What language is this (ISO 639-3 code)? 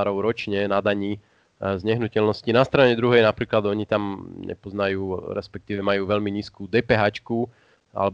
slk